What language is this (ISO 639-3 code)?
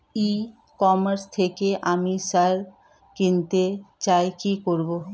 ben